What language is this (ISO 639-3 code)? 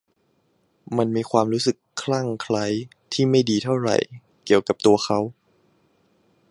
tha